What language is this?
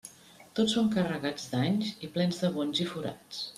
Catalan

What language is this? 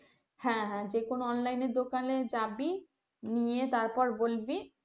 Bangla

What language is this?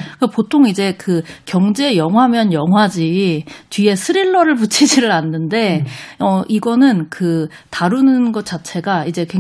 Korean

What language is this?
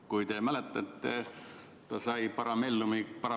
Estonian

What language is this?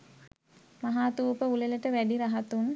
Sinhala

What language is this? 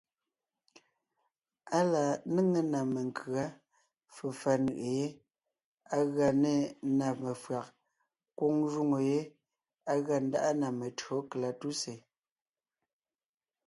Ngiemboon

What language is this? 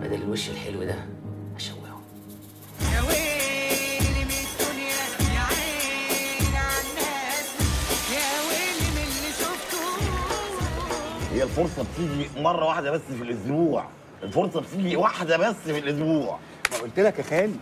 Arabic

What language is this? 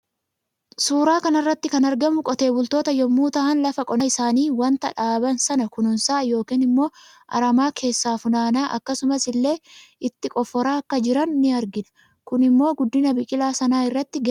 Oromo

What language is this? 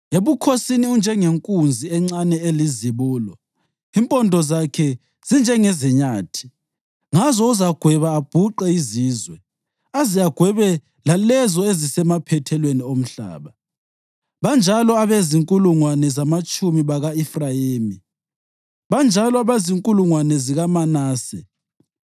North Ndebele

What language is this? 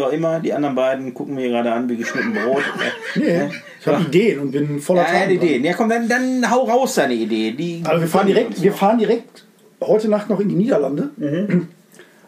German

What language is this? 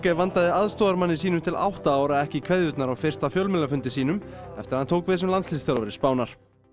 Icelandic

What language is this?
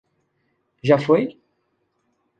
Portuguese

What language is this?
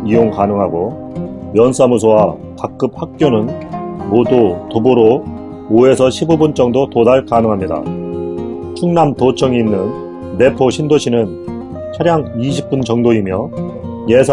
Korean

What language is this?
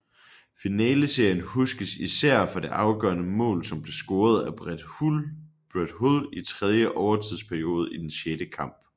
Danish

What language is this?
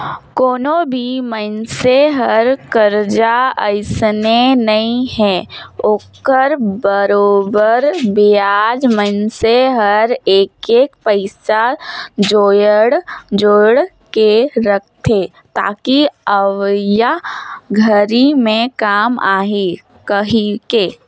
Chhattisgarhi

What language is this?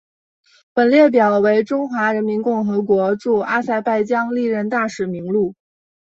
Chinese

